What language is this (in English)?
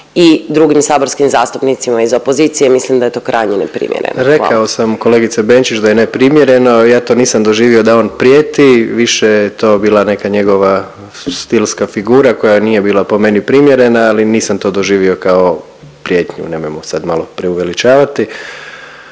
Croatian